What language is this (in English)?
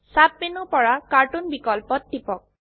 Assamese